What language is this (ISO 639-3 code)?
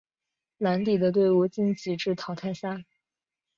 zho